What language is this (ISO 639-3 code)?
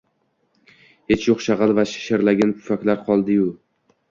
uzb